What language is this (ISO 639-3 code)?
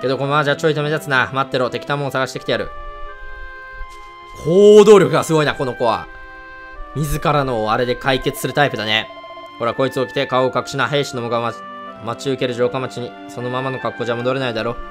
jpn